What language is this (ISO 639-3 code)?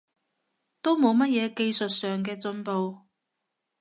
yue